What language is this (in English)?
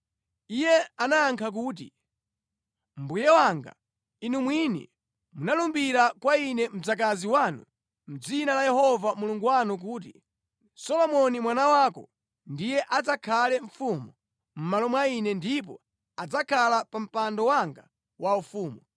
Nyanja